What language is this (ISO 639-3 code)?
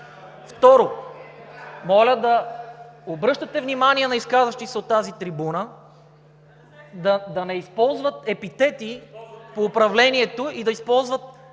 bul